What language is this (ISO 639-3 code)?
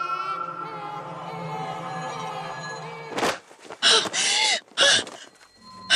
fil